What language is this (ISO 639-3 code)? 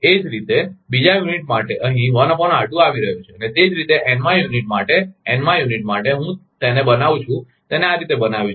guj